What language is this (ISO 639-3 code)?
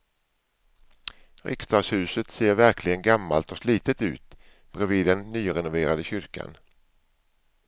swe